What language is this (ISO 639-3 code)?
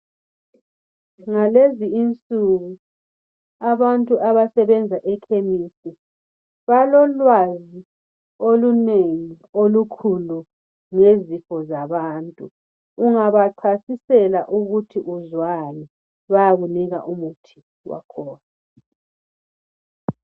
nde